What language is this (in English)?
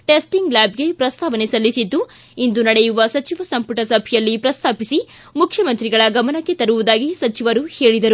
Kannada